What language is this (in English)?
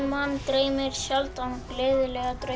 Icelandic